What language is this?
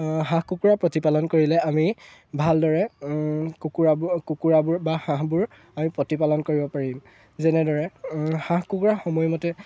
Assamese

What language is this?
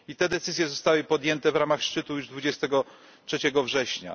Polish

